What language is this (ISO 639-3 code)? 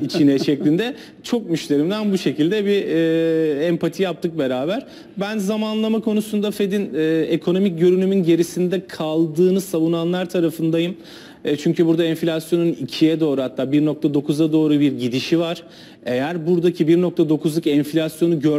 tur